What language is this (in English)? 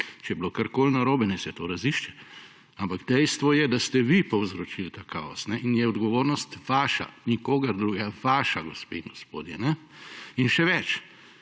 Slovenian